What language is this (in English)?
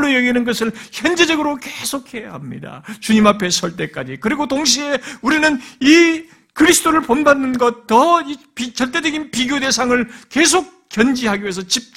Korean